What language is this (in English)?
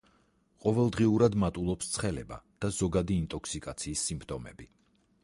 Georgian